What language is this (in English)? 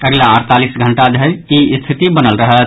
Maithili